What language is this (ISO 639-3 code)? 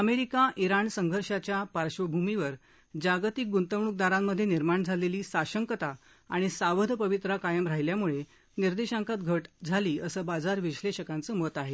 mar